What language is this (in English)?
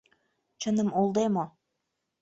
Mari